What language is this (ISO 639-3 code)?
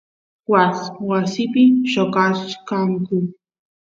qus